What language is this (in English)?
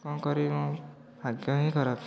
Odia